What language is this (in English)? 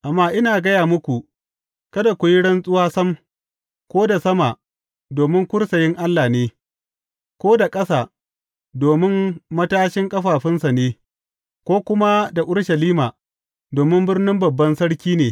Hausa